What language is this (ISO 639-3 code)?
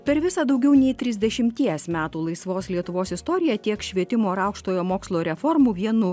lit